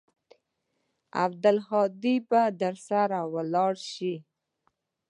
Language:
Pashto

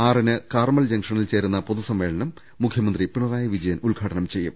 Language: Malayalam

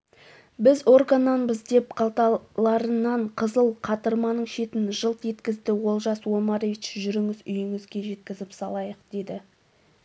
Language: Kazakh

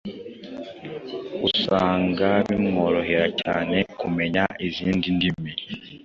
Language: Kinyarwanda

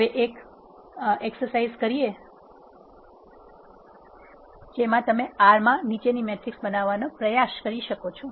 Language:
Gujarati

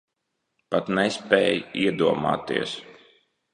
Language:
Latvian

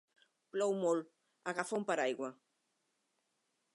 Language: Catalan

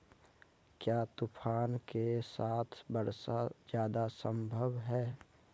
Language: Magahi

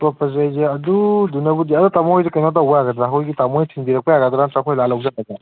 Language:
Manipuri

